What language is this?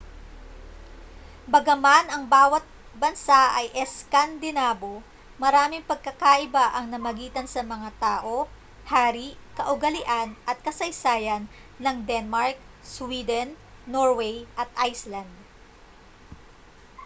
Filipino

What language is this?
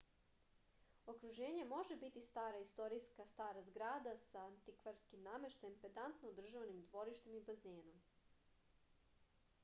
Serbian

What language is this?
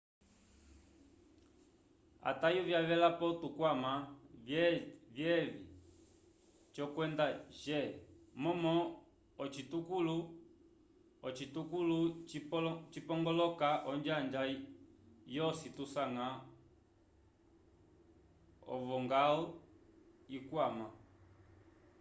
Umbundu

